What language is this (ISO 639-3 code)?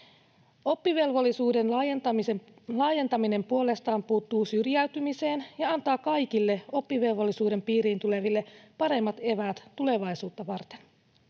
fin